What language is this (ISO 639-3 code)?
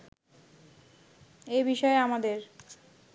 ben